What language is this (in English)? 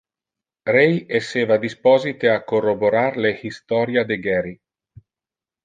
Interlingua